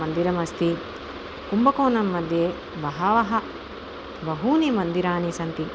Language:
Sanskrit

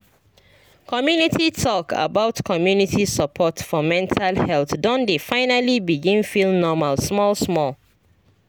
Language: Nigerian Pidgin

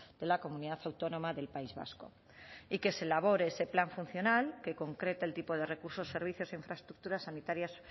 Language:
Spanish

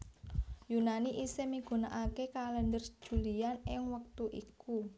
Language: Javanese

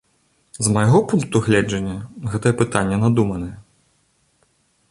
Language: Belarusian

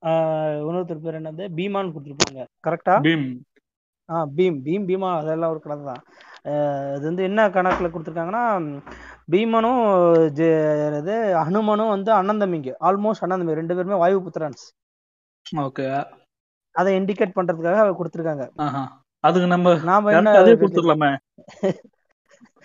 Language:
Tamil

